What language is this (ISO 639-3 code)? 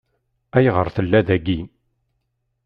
kab